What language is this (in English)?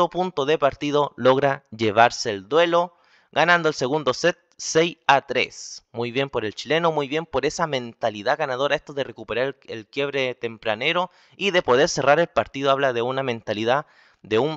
Spanish